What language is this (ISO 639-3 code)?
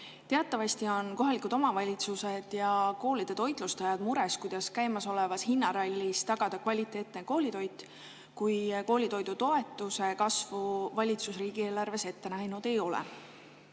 est